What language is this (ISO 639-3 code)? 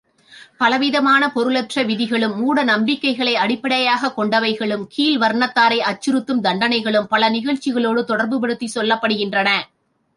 tam